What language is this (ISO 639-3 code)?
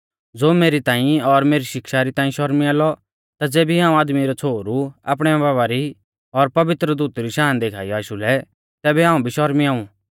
bfz